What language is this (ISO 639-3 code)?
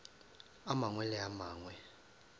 nso